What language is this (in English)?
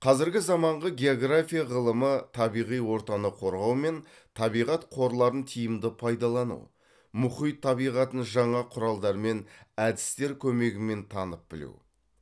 Kazakh